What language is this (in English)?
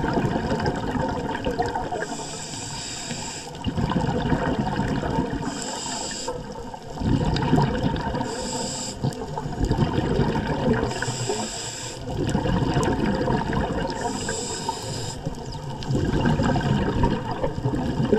English